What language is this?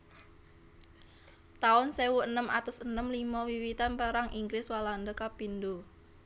Javanese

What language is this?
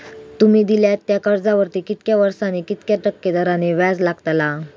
Marathi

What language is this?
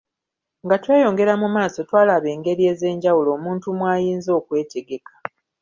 Ganda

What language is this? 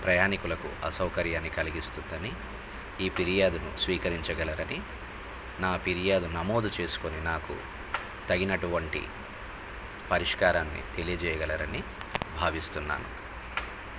Telugu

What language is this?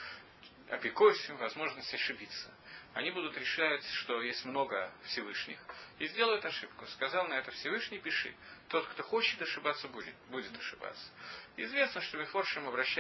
Russian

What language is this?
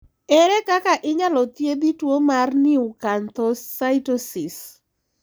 Luo (Kenya and Tanzania)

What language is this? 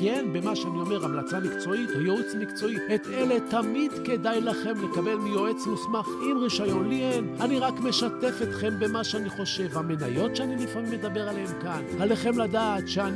Hebrew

